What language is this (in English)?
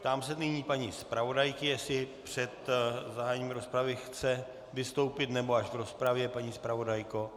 Czech